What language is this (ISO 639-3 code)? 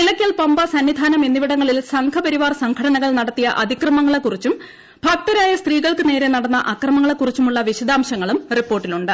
mal